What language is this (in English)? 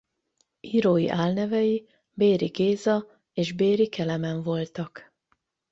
Hungarian